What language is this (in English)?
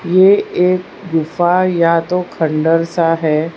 Hindi